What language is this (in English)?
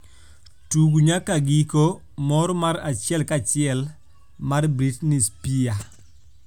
Luo (Kenya and Tanzania)